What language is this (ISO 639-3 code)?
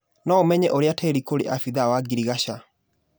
kik